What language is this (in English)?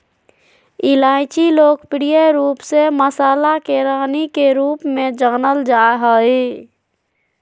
Magahi